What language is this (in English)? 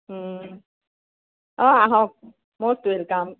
Assamese